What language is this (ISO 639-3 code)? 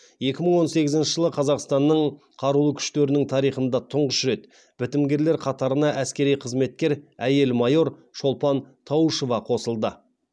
kaz